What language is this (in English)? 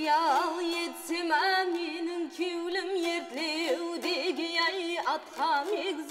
Turkish